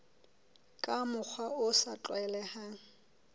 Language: Southern Sotho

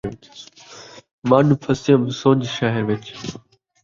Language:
Saraiki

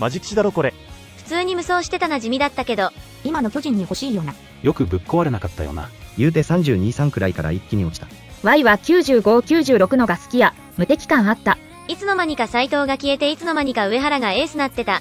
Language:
Japanese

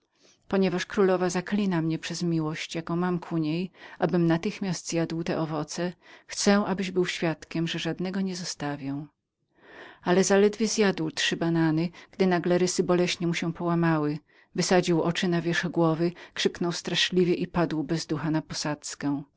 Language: Polish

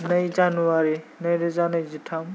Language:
Bodo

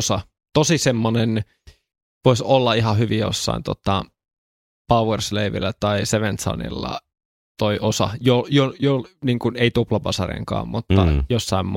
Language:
Finnish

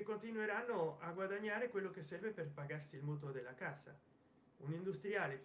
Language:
Italian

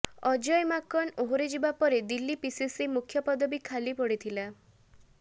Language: Odia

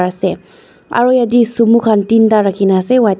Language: Naga Pidgin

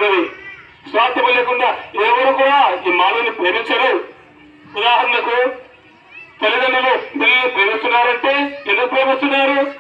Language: Romanian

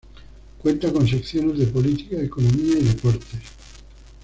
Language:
Spanish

